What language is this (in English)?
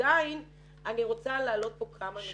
Hebrew